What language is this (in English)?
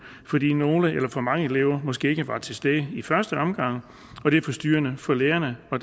Danish